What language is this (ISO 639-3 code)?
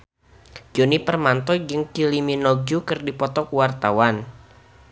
sun